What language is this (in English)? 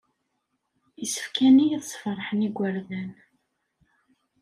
Kabyle